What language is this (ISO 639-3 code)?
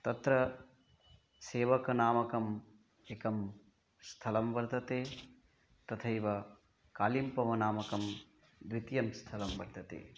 san